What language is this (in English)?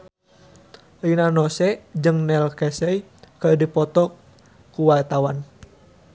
Sundanese